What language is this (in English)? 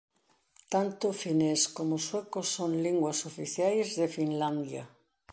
Galician